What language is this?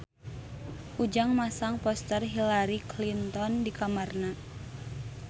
Sundanese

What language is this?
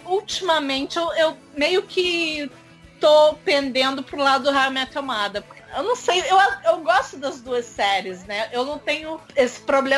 Portuguese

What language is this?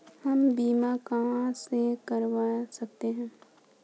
Hindi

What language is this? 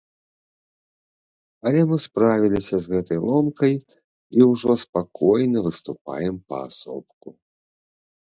Belarusian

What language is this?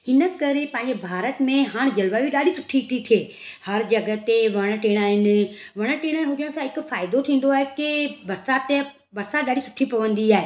Sindhi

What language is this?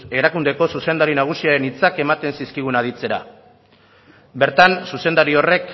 Basque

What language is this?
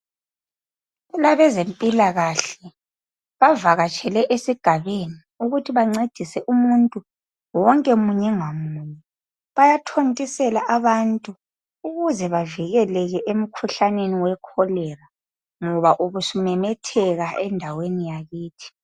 North Ndebele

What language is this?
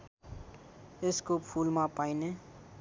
Nepali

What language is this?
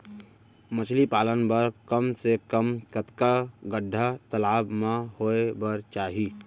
Chhattisgarhi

